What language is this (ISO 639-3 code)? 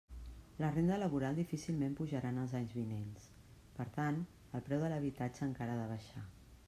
cat